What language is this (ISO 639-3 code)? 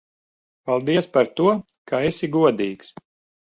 lav